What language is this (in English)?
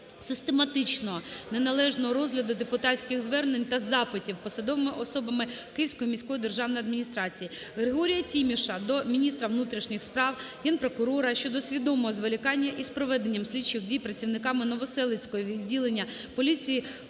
Ukrainian